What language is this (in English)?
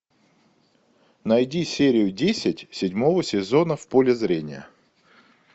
Russian